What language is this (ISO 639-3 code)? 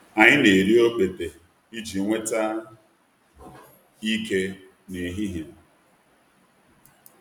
ibo